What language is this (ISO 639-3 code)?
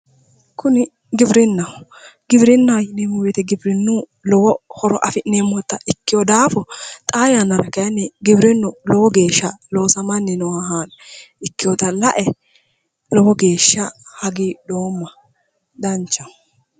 sid